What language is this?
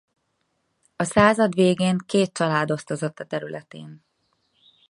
Hungarian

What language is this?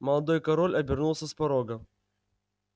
Russian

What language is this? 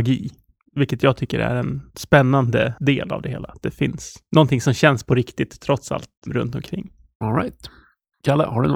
Swedish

